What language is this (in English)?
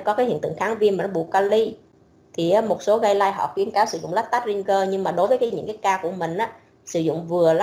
Vietnamese